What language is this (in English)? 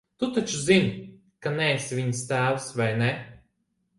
Latvian